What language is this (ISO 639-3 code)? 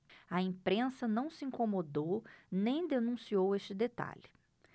por